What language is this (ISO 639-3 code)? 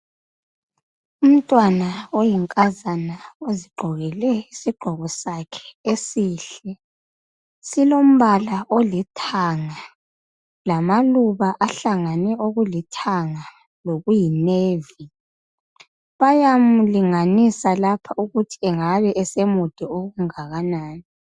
nde